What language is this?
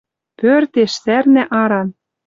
Western Mari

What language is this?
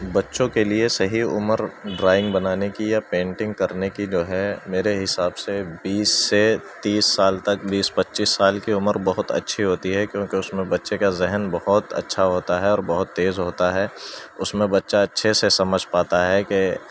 Urdu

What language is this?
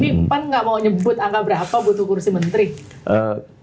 Indonesian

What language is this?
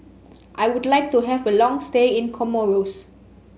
English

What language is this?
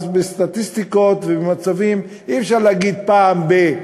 Hebrew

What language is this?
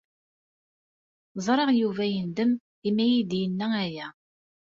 Kabyle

